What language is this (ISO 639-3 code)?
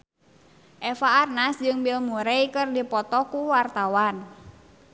sun